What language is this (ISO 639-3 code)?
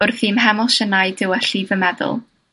cym